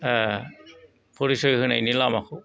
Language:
Bodo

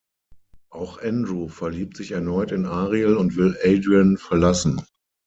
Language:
German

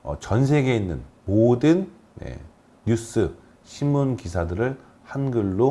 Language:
Korean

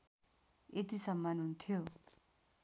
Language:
Nepali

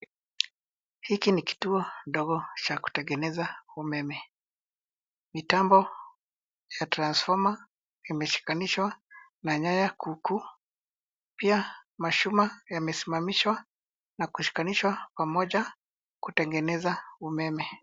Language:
Swahili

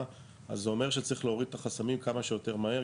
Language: Hebrew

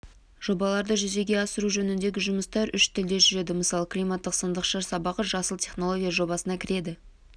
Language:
Kazakh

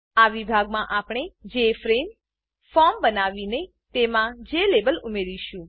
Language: Gujarati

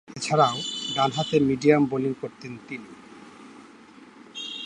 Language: Bangla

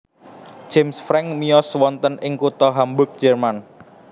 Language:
Javanese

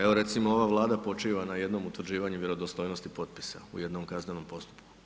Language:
Croatian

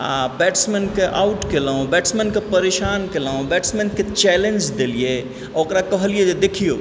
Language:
Maithili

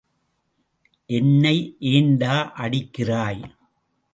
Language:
Tamil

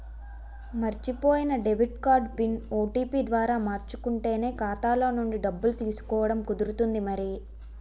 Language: Telugu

